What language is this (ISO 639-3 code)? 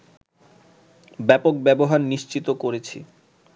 ben